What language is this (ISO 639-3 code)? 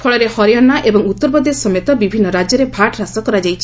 ori